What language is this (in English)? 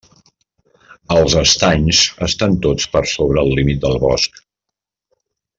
Catalan